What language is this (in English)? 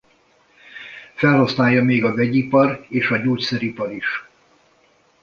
Hungarian